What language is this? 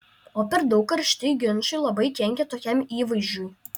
Lithuanian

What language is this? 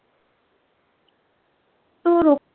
Bangla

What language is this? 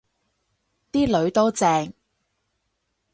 Cantonese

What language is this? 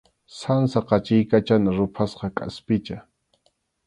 Arequipa-La Unión Quechua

